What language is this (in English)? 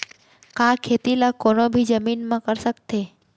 Chhattisgarhi